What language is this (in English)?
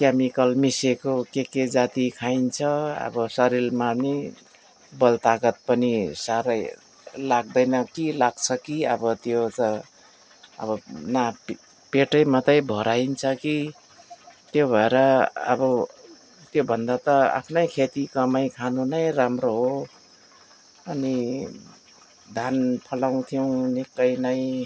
Nepali